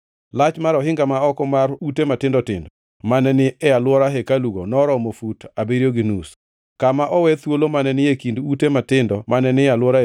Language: Luo (Kenya and Tanzania)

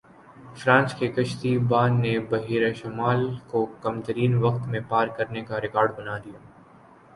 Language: Urdu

